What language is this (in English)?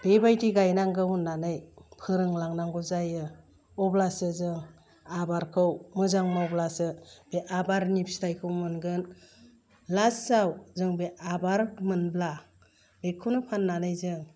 Bodo